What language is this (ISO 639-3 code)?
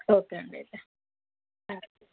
tel